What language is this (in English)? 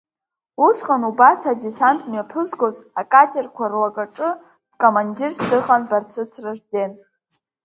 Abkhazian